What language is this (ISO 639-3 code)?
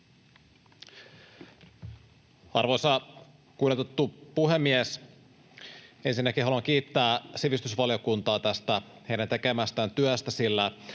fin